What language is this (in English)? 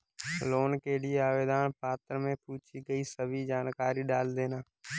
Hindi